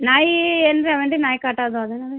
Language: Kannada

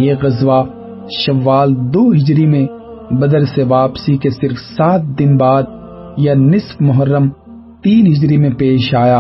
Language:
Urdu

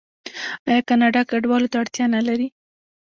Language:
Pashto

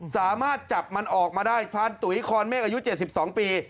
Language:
Thai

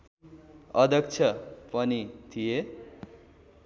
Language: Nepali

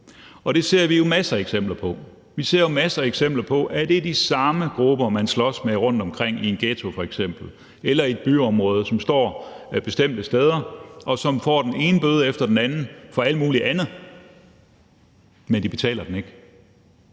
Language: Danish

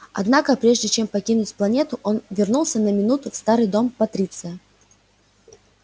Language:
Russian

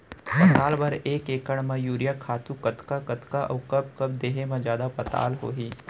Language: Chhattisgarhi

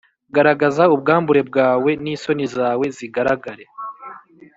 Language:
Kinyarwanda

